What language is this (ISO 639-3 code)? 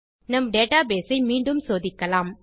tam